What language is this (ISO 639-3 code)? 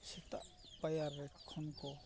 sat